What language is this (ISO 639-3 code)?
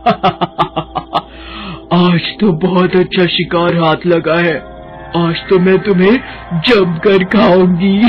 hin